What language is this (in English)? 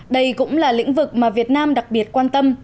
Vietnamese